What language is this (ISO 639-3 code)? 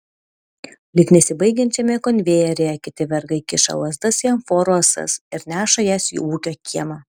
lit